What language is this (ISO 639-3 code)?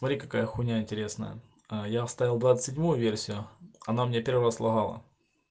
rus